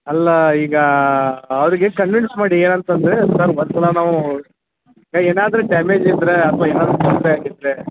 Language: Kannada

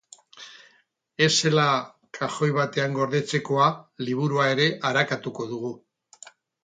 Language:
Basque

